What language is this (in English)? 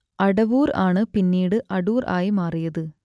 Malayalam